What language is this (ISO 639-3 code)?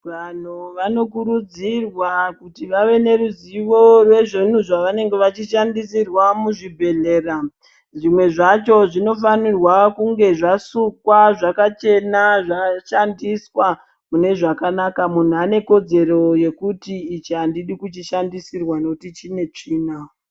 ndc